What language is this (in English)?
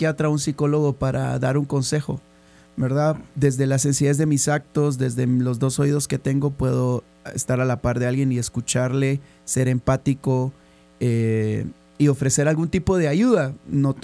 Spanish